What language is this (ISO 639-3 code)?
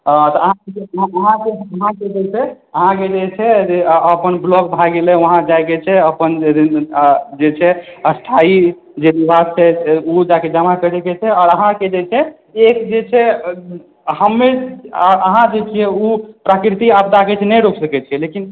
mai